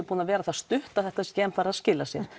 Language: Icelandic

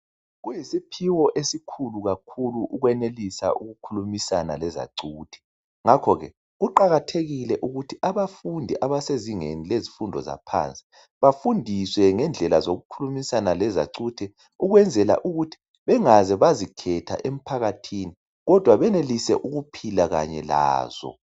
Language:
North Ndebele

